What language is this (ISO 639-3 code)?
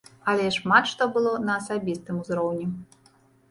bel